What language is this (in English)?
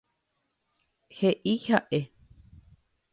Guarani